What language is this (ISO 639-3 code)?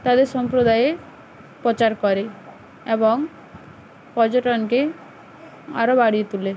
ben